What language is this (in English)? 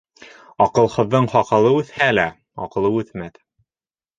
Bashkir